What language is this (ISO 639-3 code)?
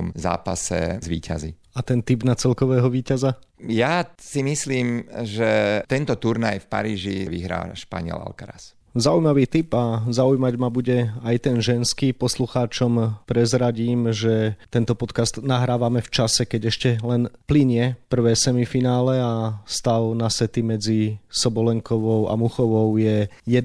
slk